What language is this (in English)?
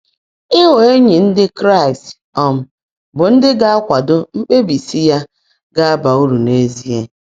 Igbo